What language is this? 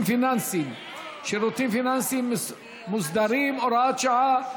Hebrew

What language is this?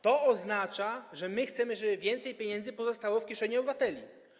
Polish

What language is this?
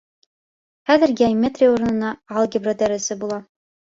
Bashkir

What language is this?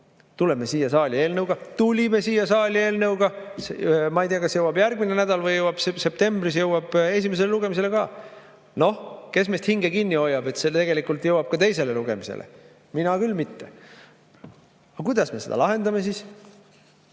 Estonian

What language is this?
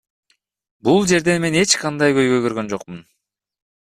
Kyrgyz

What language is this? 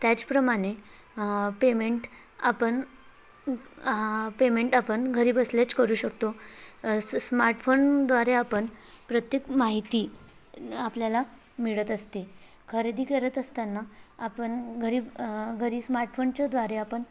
Marathi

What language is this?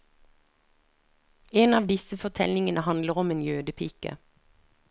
Norwegian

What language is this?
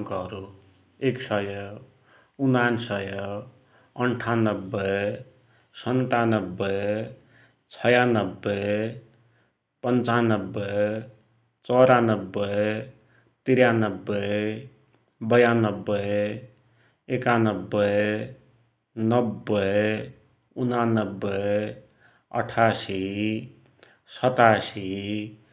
Dotyali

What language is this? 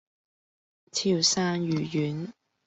Cantonese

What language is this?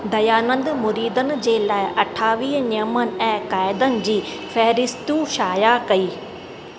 Sindhi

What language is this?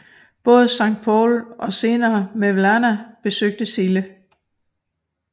Danish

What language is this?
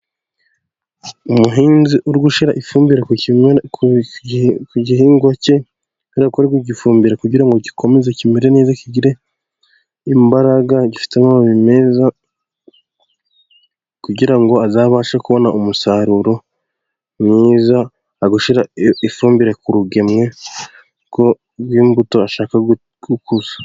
Kinyarwanda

